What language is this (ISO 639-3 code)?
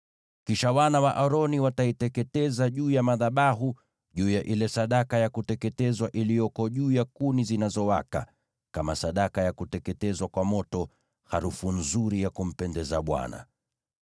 swa